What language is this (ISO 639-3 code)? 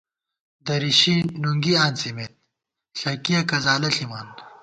gwt